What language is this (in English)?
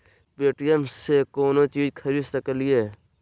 Magahi